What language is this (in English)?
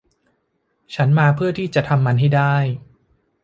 Thai